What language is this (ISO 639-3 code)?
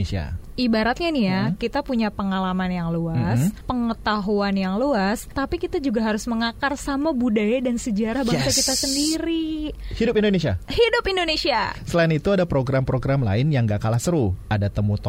ind